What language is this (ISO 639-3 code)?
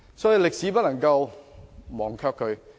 yue